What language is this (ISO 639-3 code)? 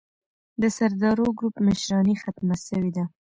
pus